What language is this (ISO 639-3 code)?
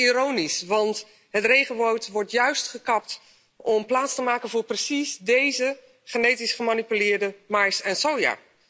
nld